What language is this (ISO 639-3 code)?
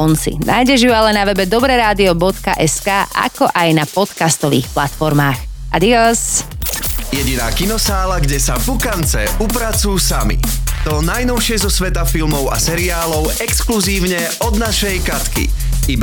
slk